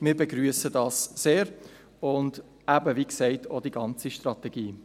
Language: Swiss German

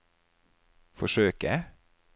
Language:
Norwegian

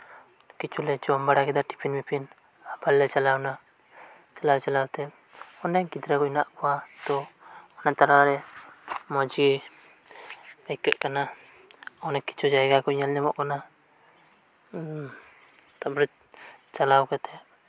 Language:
Santali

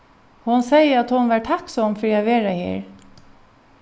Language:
Faroese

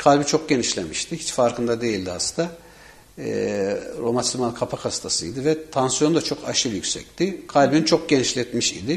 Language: Turkish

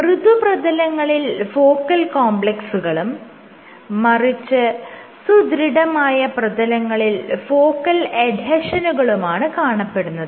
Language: Malayalam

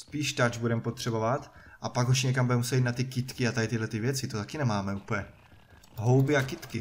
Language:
Czech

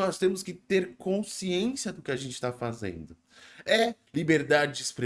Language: Portuguese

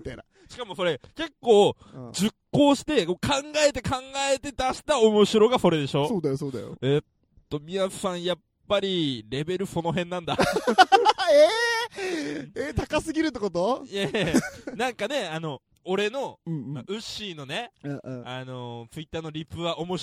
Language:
Japanese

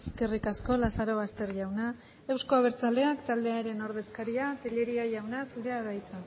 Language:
Basque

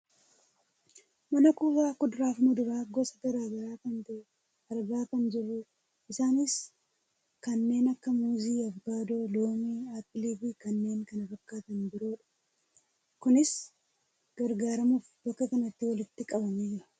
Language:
Oromo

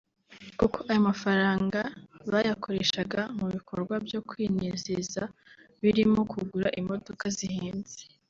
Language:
Kinyarwanda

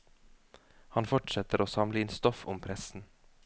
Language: Norwegian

